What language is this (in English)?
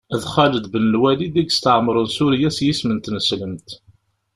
Kabyle